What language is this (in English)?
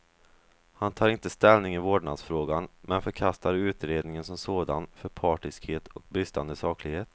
Swedish